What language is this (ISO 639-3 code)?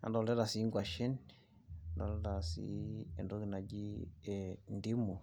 mas